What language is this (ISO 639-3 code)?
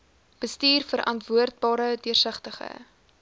afr